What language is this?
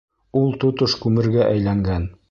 Bashkir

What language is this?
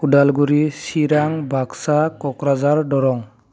Bodo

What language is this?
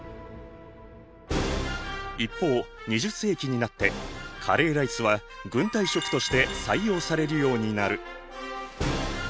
Japanese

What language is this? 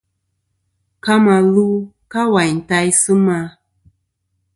Kom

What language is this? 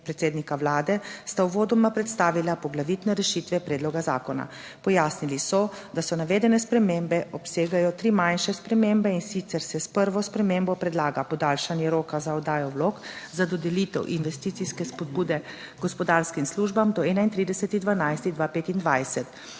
Slovenian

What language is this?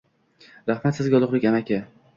Uzbek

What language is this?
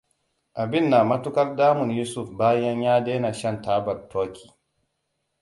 Hausa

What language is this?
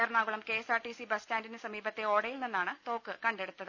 Malayalam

